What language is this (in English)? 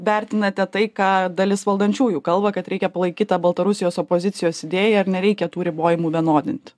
Lithuanian